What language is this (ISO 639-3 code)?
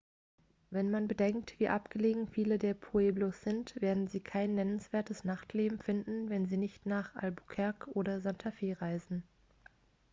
deu